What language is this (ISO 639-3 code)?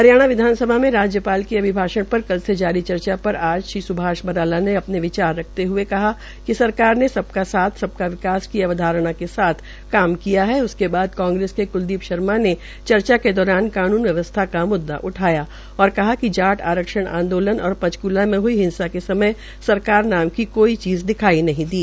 hin